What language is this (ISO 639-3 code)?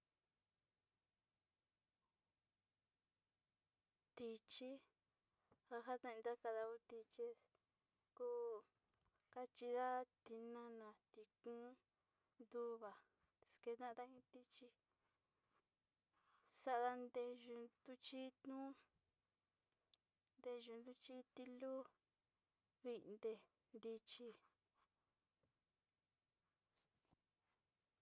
xti